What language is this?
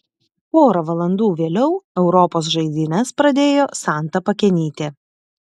Lithuanian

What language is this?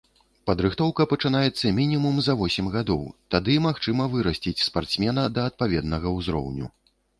Belarusian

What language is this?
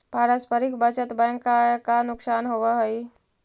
Magahi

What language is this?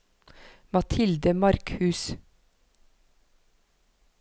Norwegian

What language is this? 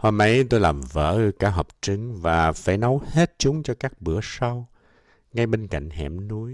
Vietnamese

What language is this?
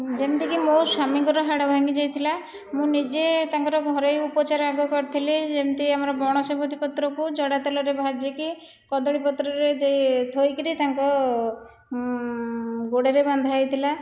Odia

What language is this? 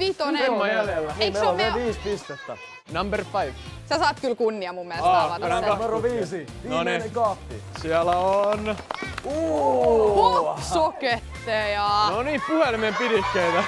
Finnish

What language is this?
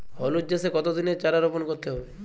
Bangla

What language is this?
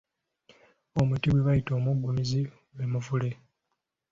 Ganda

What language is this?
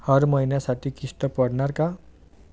Marathi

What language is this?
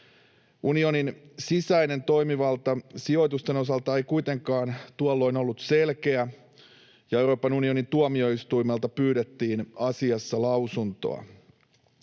Finnish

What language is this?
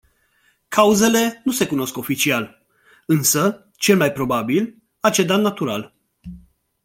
Romanian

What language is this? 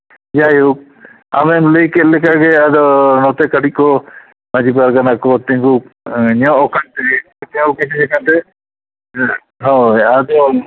Santali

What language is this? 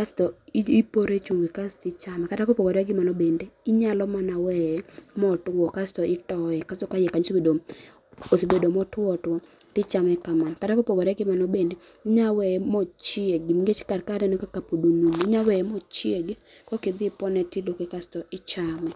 Luo (Kenya and Tanzania)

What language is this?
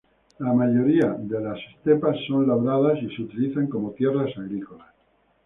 Spanish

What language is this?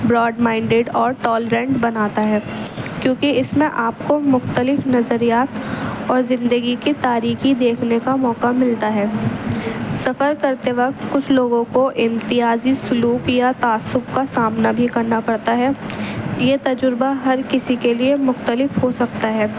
Urdu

